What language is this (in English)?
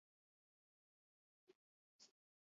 Basque